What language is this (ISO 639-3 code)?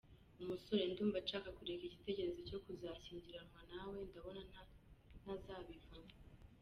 kin